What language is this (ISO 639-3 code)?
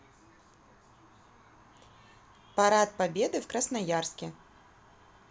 rus